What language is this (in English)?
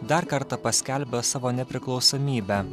Lithuanian